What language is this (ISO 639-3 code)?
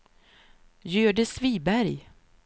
swe